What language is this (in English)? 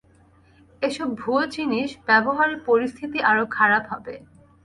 Bangla